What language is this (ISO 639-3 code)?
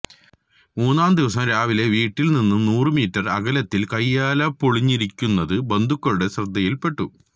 mal